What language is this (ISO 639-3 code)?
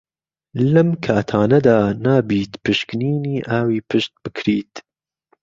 ckb